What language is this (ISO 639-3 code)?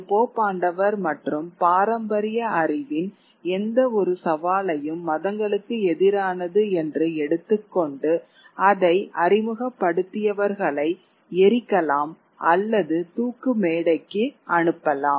tam